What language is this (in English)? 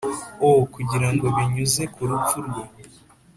Kinyarwanda